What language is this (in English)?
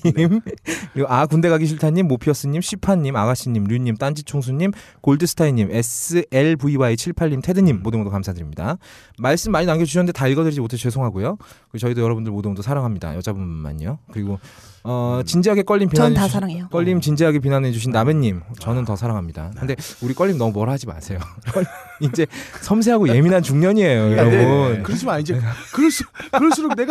Korean